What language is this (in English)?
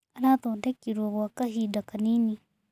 Kikuyu